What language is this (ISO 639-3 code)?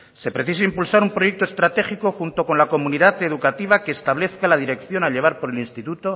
spa